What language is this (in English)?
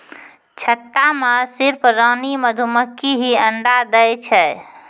Maithili